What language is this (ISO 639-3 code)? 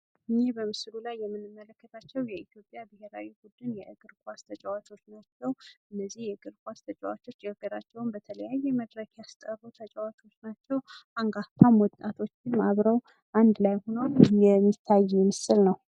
amh